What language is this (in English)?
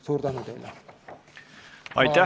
Estonian